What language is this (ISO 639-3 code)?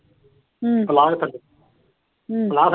pan